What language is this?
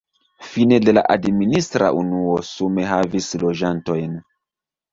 Esperanto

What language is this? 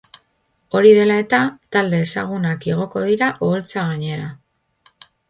Basque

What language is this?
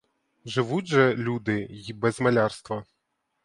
Ukrainian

